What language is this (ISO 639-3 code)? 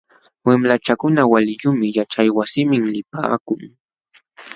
qxw